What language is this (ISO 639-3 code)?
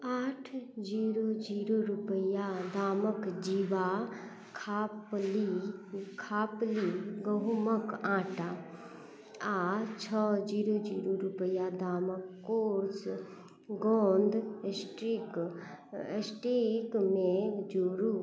mai